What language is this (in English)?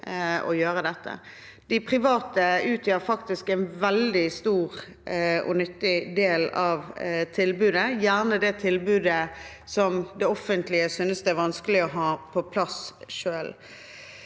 Norwegian